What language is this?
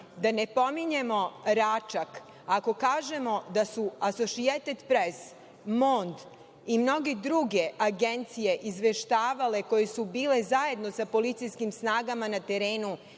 Serbian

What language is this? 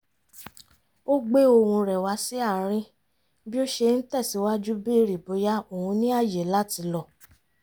Yoruba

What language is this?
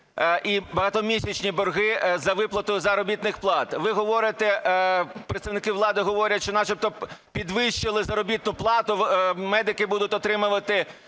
Ukrainian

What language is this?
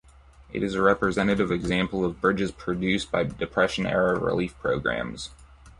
English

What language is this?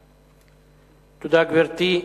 Hebrew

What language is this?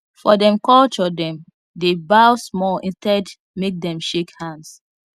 Nigerian Pidgin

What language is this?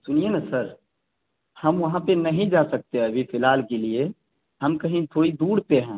Urdu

